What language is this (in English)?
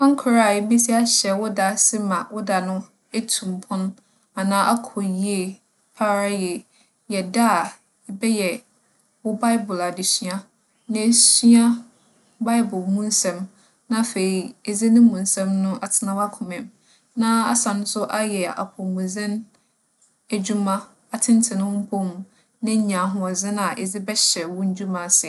Akan